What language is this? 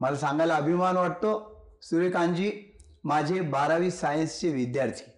Marathi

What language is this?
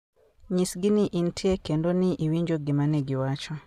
Luo (Kenya and Tanzania)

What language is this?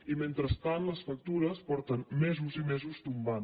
Catalan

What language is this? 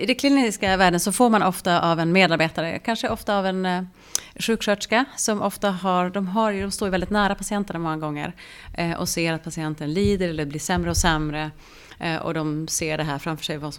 Swedish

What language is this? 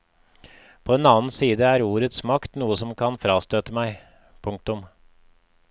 Norwegian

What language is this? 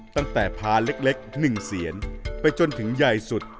Thai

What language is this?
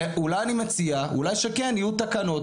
Hebrew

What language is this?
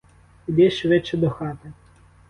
Ukrainian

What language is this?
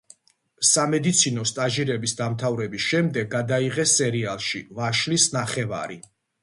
Georgian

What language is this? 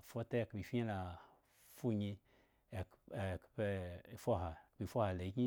Eggon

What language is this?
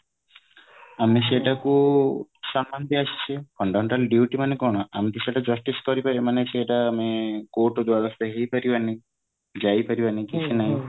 Odia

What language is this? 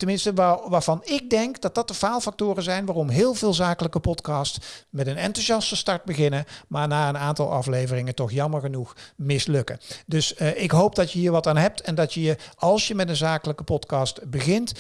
Dutch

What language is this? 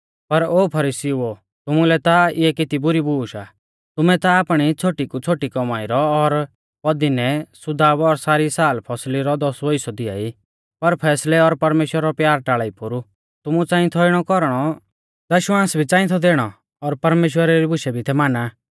Mahasu Pahari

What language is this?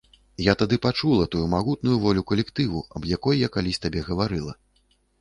Belarusian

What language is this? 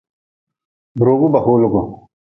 Nawdm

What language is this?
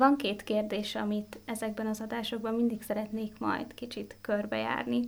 Hungarian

